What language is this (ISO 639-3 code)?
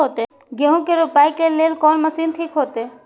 mai